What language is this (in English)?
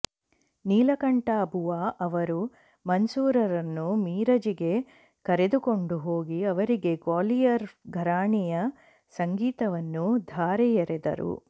Kannada